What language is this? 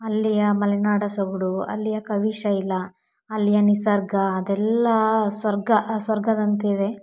Kannada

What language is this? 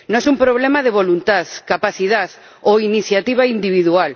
Spanish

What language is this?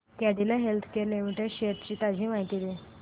Marathi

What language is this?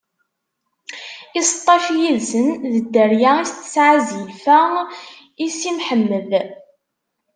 Kabyle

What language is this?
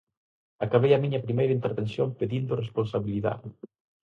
Galician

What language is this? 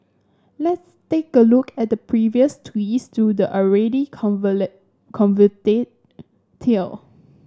English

